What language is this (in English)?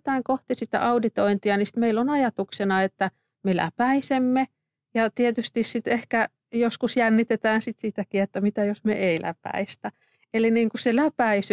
Finnish